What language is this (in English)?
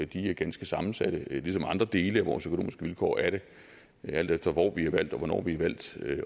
Danish